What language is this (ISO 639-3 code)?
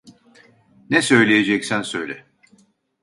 tur